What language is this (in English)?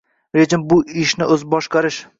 Uzbek